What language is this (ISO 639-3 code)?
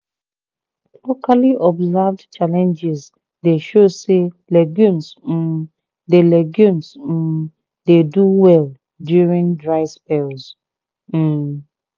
pcm